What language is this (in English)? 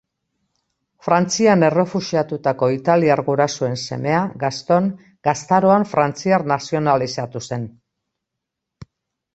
Basque